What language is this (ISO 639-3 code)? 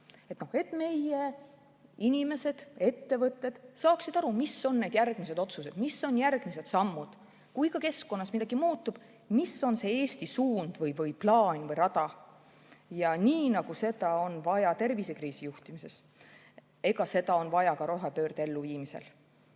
est